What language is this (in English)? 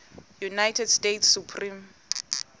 Xhosa